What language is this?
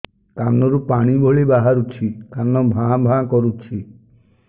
Odia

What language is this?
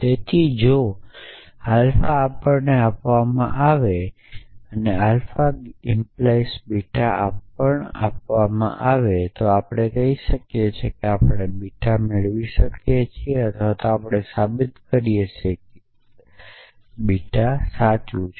Gujarati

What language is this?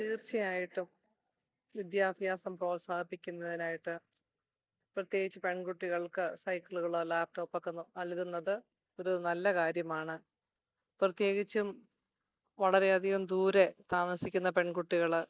Malayalam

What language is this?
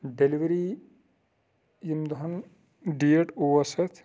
Kashmiri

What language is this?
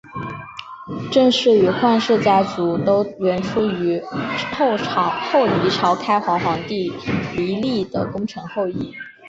Chinese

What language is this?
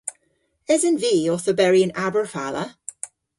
Cornish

